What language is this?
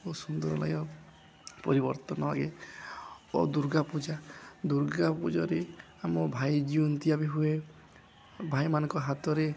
Odia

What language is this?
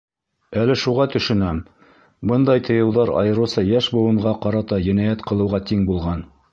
Bashkir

